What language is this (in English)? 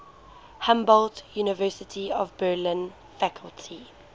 English